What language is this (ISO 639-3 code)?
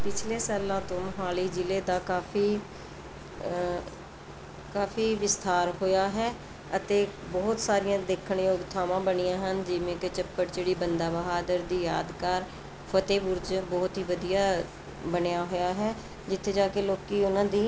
pan